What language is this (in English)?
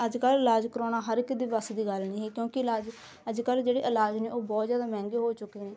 Punjabi